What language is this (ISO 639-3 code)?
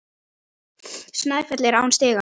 isl